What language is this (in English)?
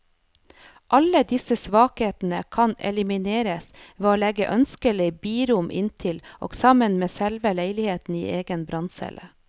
Norwegian